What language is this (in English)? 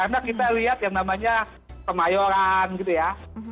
Indonesian